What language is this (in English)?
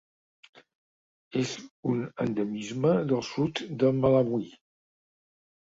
Catalan